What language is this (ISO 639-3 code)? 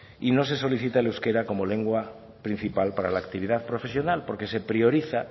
spa